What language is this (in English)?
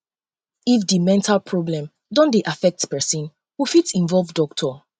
Nigerian Pidgin